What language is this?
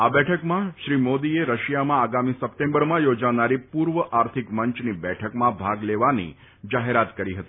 Gujarati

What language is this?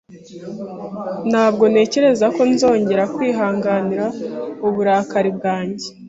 Kinyarwanda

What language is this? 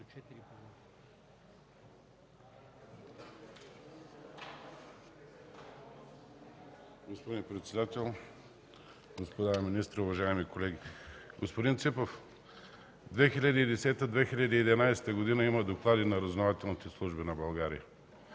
Bulgarian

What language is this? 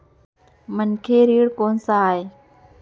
Chhattisgarhi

